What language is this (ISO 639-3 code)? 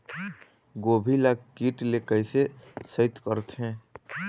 hne